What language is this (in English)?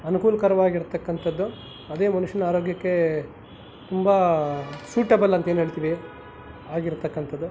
Kannada